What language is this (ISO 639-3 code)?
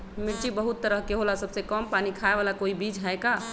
mag